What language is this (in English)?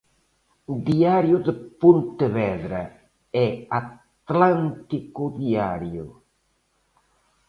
Galician